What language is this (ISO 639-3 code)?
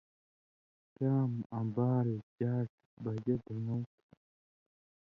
mvy